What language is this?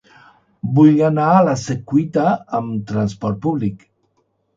Catalan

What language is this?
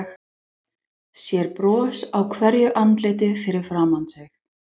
Icelandic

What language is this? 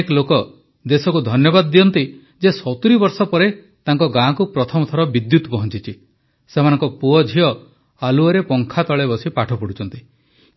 Odia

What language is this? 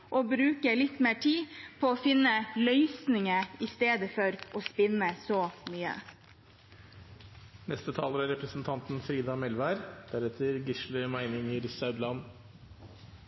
Norwegian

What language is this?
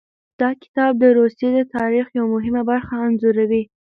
Pashto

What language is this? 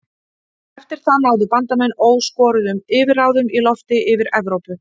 Icelandic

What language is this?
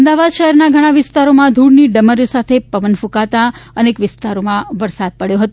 Gujarati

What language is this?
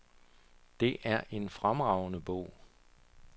Danish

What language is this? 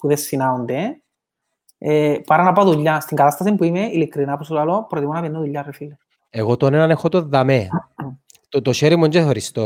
Greek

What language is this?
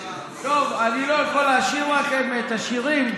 Hebrew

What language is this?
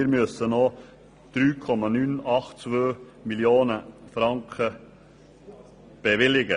Swiss German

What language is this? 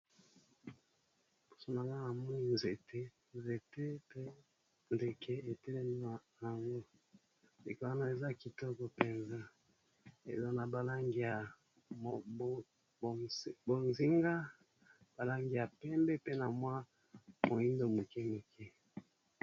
Lingala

